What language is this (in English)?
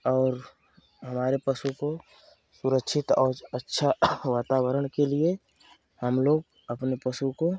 Hindi